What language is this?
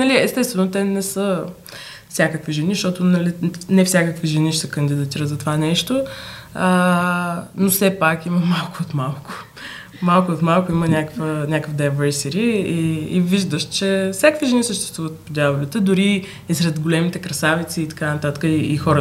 Bulgarian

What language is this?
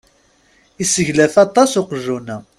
Kabyle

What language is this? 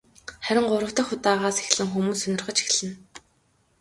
Mongolian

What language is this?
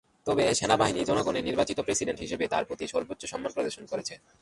Bangla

